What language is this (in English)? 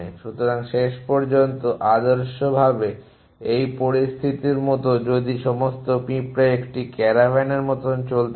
Bangla